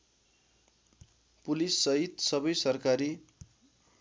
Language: Nepali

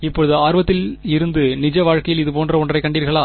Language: Tamil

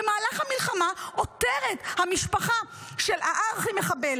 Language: Hebrew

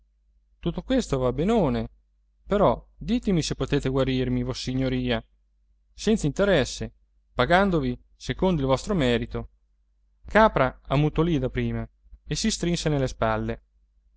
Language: Italian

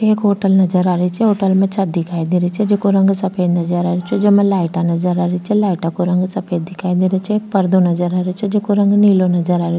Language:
Rajasthani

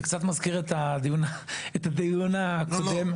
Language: Hebrew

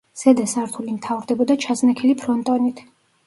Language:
Georgian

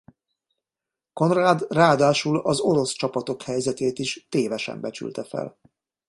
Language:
Hungarian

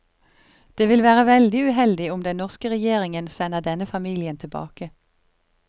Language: Norwegian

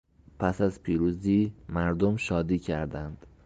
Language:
Persian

